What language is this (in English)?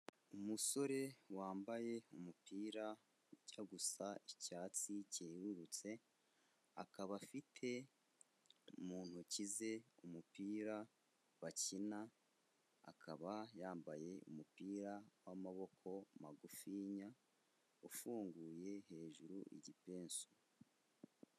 Kinyarwanda